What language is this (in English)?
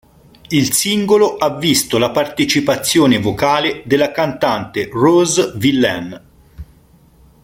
Italian